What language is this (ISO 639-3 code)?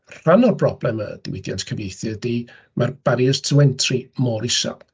cym